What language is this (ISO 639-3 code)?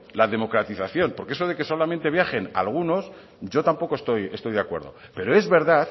spa